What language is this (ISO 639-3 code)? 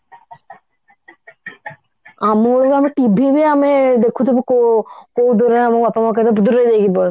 ori